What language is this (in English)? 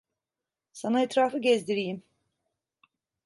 Turkish